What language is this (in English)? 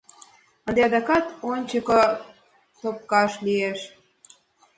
Mari